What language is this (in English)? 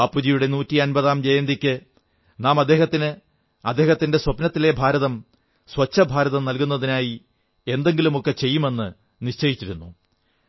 Malayalam